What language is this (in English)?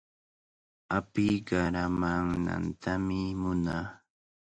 Cajatambo North Lima Quechua